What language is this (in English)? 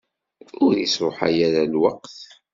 Kabyle